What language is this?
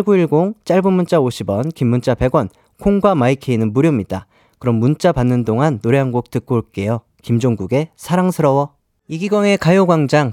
Korean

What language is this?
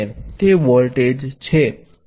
Gujarati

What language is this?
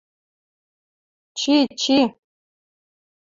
Western Mari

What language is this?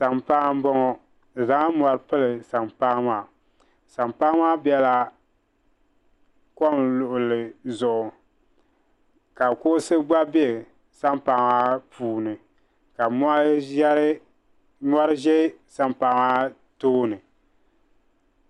Dagbani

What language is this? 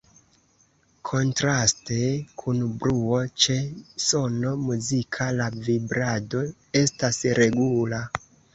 Esperanto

